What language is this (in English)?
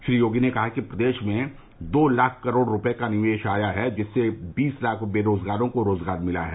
Hindi